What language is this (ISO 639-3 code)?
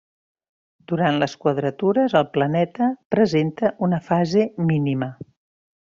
cat